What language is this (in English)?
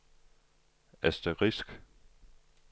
Danish